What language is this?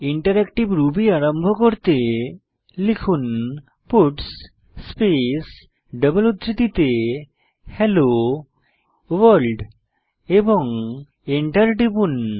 Bangla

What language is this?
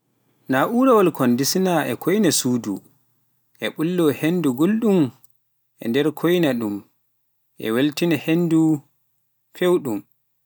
Pular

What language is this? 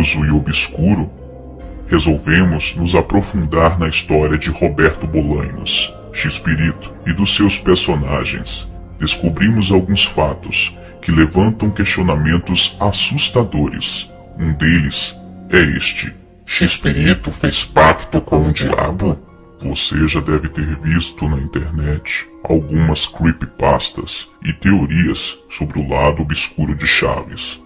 Portuguese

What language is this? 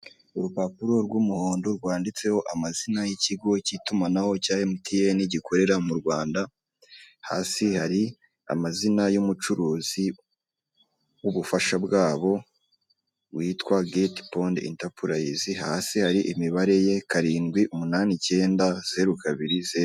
Kinyarwanda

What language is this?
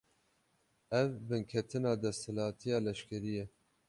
Kurdish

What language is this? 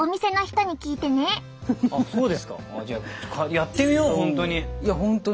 Japanese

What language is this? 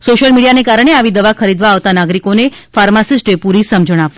Gujarati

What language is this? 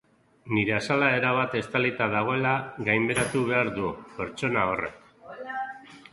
Basque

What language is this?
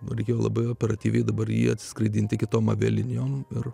Lithuanian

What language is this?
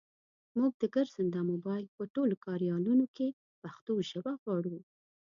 Pashto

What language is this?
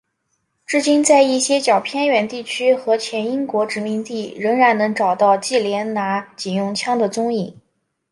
Chinese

